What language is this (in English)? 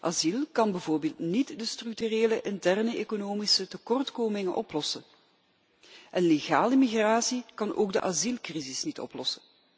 Dutch